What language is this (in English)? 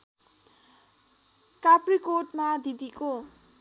Nepali